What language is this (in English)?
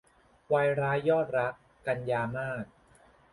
Thai